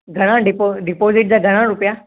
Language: Sindhi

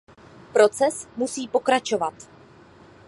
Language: Czech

